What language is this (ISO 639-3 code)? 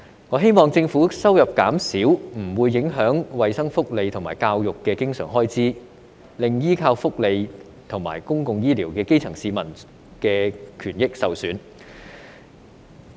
yue